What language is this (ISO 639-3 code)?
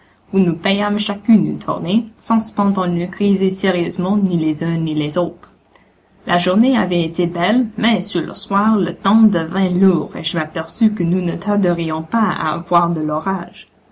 fra